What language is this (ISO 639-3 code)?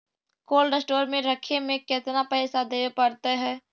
mag